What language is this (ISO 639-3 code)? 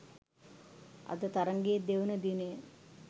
sin